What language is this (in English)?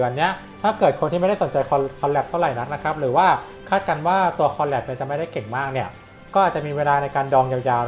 Thai